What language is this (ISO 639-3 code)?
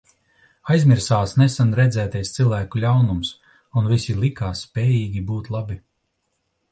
lav